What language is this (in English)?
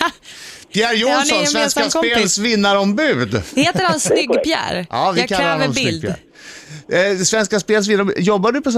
Swedish